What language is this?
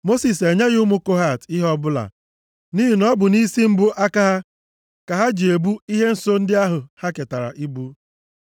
Igbo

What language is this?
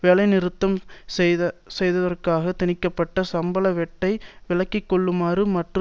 Tamil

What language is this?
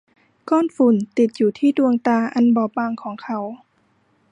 Thai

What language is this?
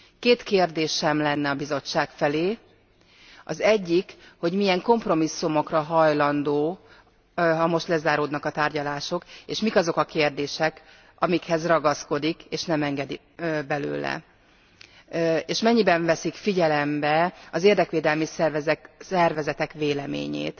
Hungarian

